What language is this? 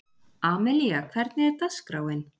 Icelandic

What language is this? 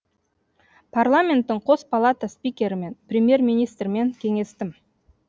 Kazakh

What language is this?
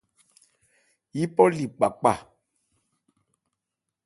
Ebrié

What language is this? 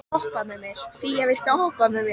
Icelandic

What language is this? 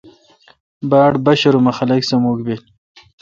Kalkoti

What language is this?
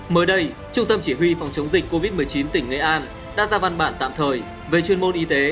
Vietnamese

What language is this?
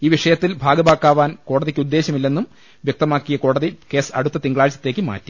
Malayalam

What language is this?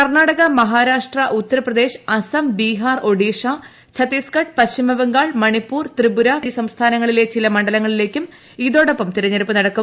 Malayalam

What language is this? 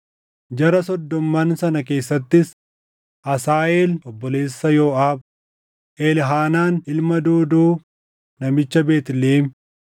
Oromo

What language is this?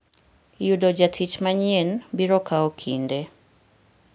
Luo (Kenya and Tanzania)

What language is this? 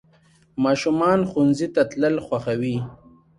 Pashto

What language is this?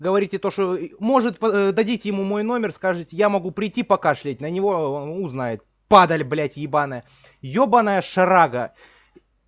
Russian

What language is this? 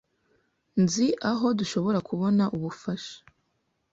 Kinyarwanda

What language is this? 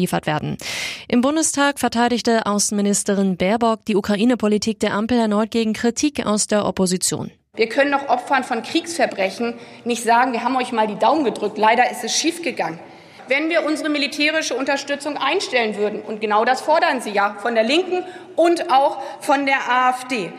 German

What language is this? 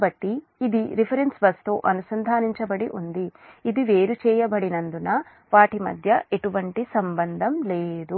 Telugu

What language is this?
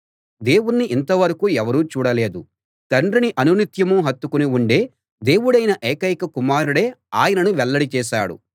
Telugu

